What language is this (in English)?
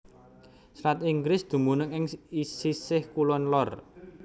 Javanese